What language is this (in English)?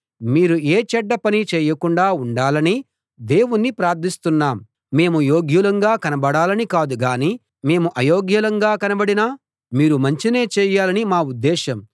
Telugu